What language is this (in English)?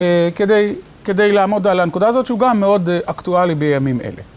Hebrew